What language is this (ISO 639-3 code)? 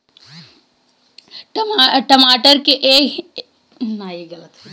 bho